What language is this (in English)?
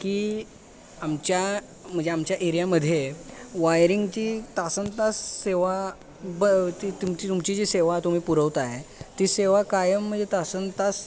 Marathi